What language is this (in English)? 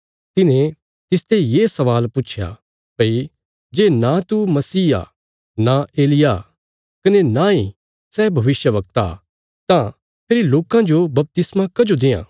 Bilaspuri